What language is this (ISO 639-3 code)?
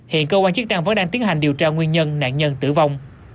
vie